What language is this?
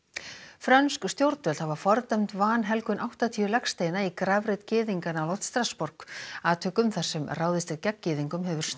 Icelandic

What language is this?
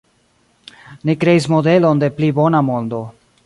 Esperanto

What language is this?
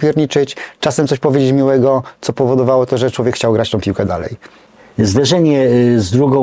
Polish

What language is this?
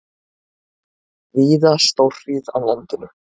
Icelandic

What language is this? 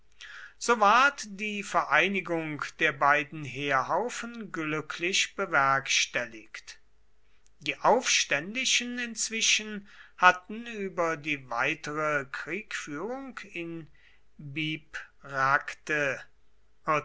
German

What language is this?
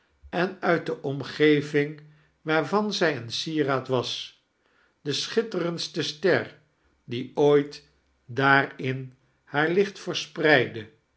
Dutch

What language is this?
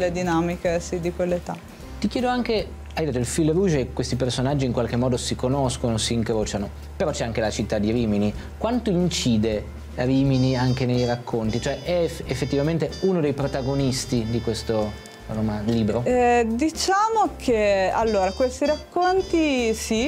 Italian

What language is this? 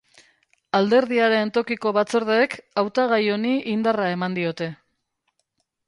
Basque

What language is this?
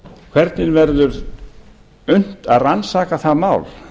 Icelandic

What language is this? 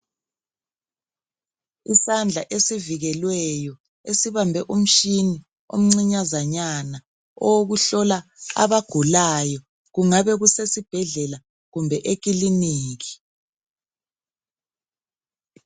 North Ndebele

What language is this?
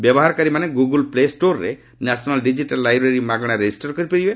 Odia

